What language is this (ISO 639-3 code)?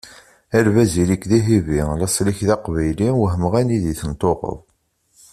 kab